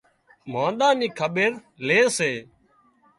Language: Wadiyara Koli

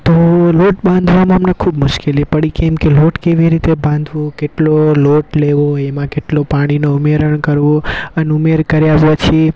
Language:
Gujarati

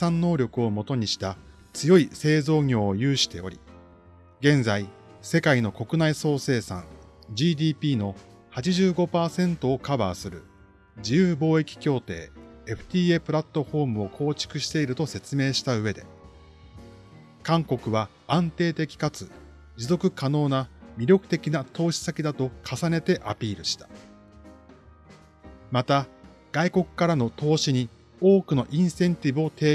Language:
Japanese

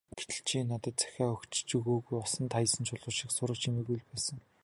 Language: Mongolian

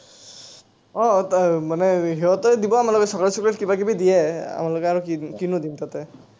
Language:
Assamese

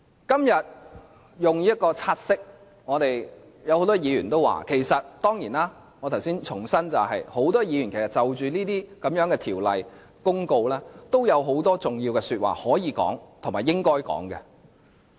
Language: Cantonese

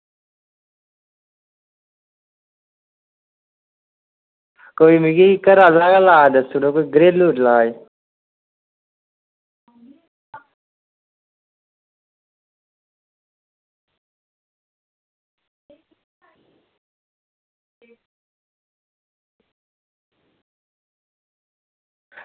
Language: Dogri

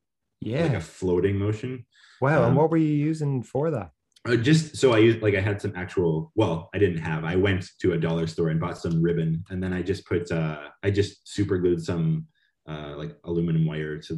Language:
English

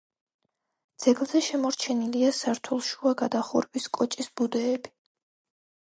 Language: Georgian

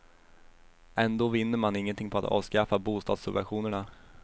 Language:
Swedish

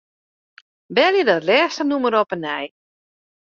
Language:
Western Frisian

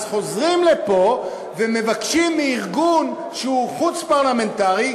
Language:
Hebrew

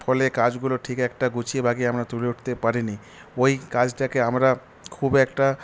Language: Bangla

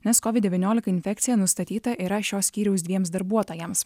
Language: Lithuanian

